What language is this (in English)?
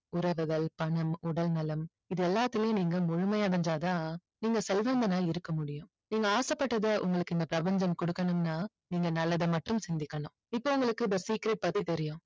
Tamil